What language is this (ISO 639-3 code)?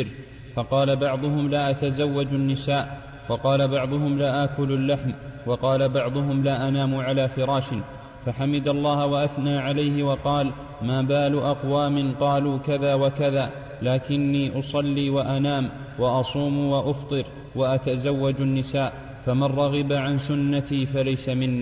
ara